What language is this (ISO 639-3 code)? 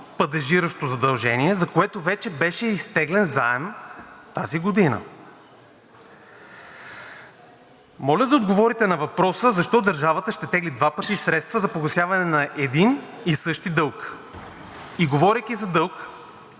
bul